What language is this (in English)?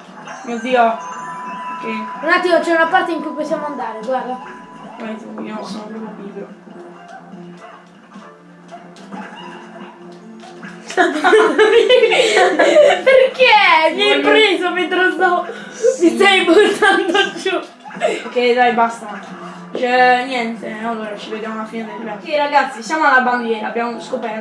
Italian